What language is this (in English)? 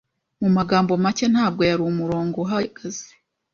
Kinyarwanda